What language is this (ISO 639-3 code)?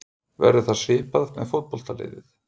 isl